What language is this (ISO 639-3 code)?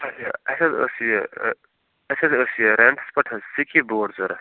kas